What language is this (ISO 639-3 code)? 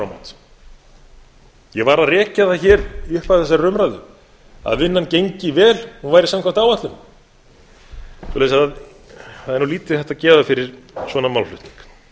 isl